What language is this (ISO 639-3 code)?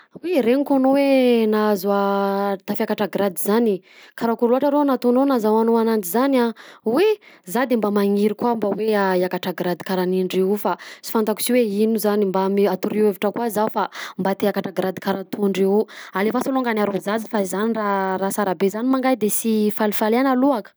bzc